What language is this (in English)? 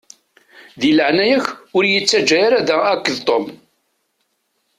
Kabyle